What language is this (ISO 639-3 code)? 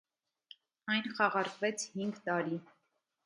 hye